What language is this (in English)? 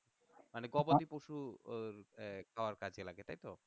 Bangla